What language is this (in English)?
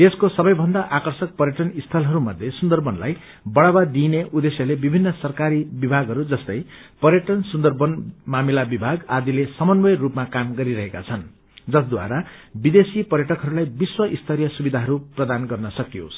Nepali